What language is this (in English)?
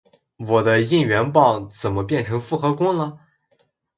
Chinese